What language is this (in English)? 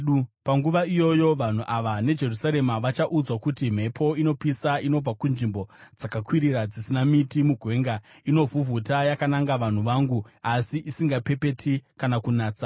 Shona